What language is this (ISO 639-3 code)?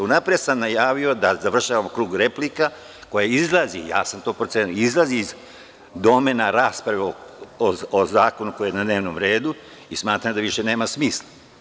srp